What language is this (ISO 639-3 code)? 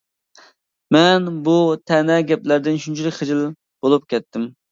uig